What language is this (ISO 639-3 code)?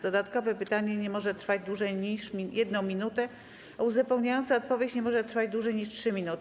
pol